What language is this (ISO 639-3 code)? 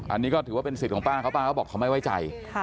tha